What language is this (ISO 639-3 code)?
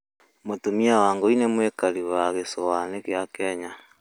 kik